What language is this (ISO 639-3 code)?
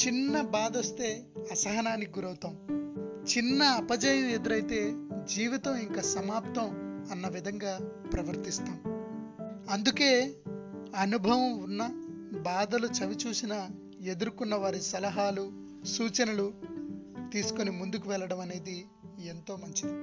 tel